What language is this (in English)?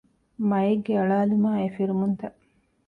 Divehi